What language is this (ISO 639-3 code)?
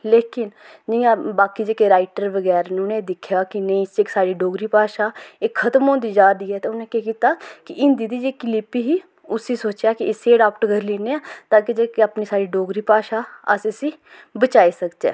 doi